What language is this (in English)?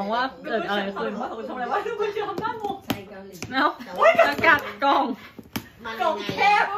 Thai